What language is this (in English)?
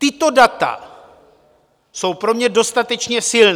Czech